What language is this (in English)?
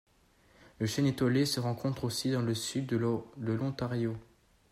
French